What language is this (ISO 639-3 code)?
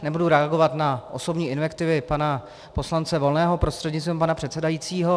ces